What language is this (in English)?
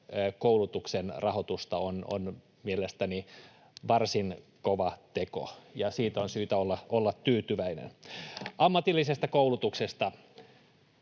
Finnish